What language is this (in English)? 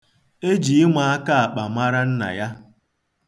Igbo